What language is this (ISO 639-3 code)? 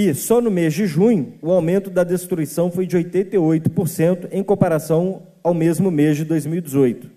por